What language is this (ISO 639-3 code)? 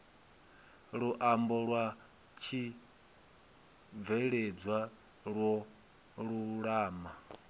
ven